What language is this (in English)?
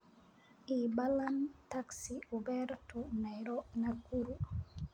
Somali